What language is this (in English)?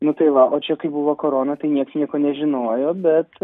Lithuanian